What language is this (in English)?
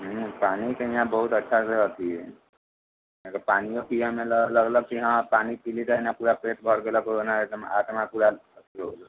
Maithili